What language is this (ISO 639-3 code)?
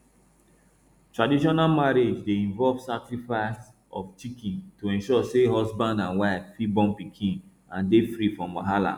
pcm